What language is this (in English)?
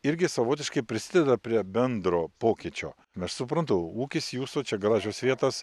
Lithuanian